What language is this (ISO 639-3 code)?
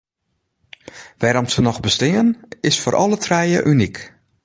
fry